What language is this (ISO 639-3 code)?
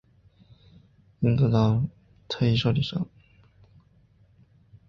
zho